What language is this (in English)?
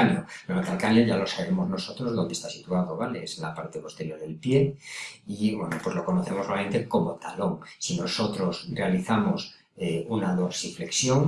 Spanish